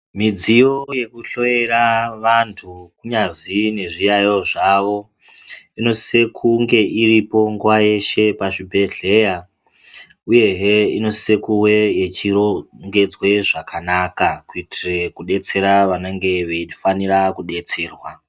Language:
Ndau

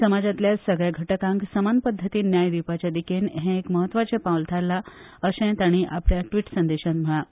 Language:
Konkani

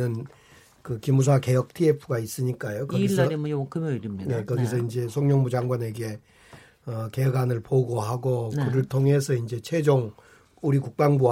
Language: Korean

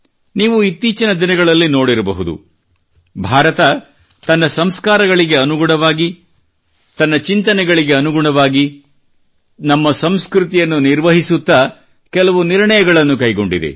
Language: Kannada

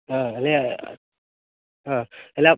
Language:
Odia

